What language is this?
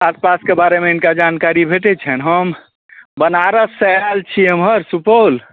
Maithili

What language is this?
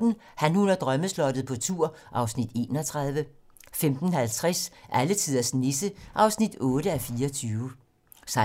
Danish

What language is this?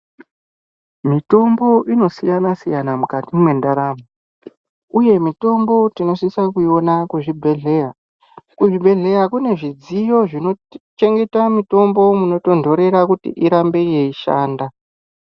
Ndau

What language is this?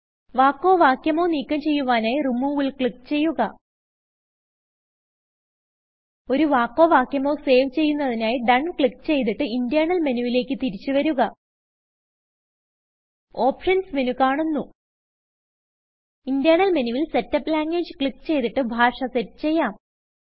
Malayalam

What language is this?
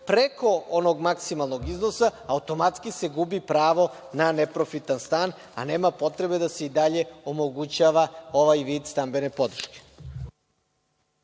Serbian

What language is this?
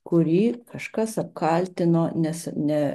Lithuanian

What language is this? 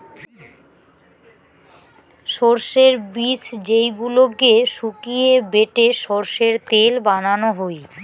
Bangla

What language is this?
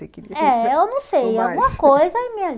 Portuguese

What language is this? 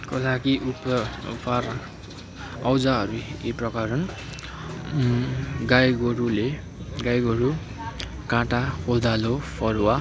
Nepali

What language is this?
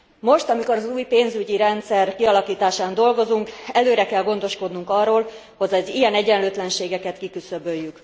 Hungarian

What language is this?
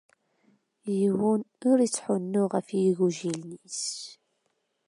Kabyle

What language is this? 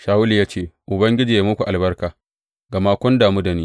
Hausa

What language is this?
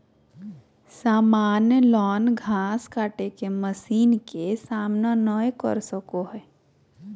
Magahi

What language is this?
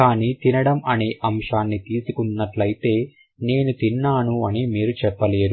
Telugu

